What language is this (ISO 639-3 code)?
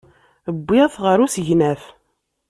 kab